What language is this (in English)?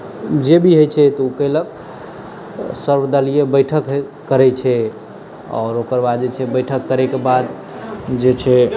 Maithili